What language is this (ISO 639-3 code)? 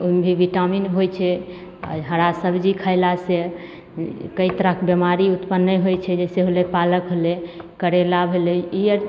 mai